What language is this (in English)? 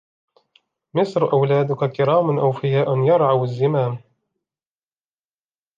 Arabic